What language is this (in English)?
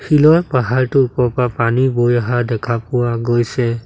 Assamese